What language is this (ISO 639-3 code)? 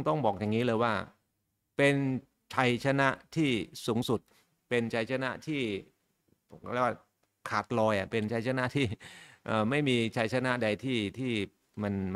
tha